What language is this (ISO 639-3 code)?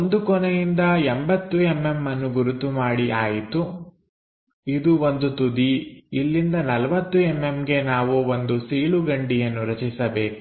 kan